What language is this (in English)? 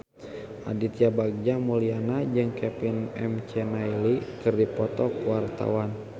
Sundanese